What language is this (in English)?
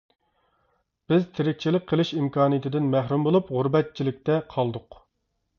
Uyghur